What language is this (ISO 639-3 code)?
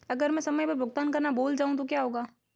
hin